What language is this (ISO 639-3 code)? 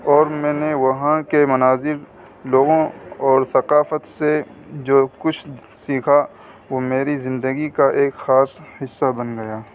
urd